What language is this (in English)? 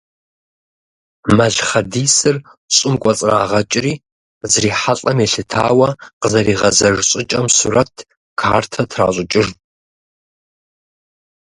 Kabardian